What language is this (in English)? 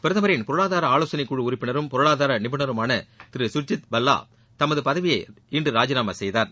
Tamil